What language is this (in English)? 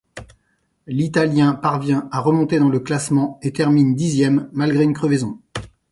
French